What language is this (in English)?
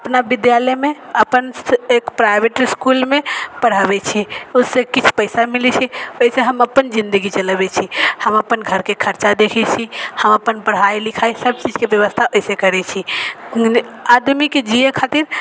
Maithili